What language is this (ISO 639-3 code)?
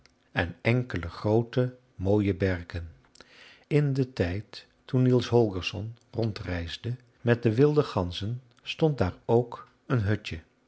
nld